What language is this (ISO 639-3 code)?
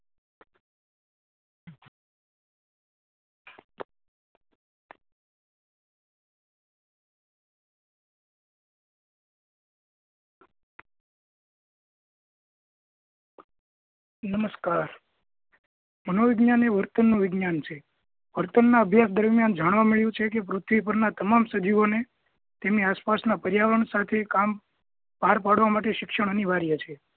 guj